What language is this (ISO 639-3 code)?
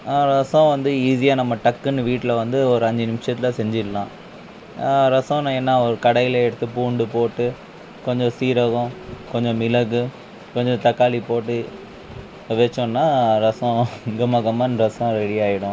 tam